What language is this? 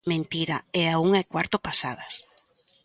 Galician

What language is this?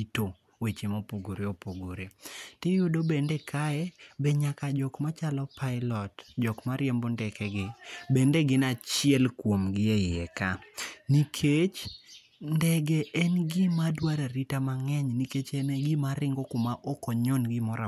Luo (Kenya and Tanzania)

